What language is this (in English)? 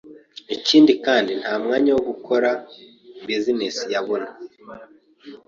Kinyarwanda